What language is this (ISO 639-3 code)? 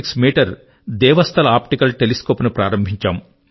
tel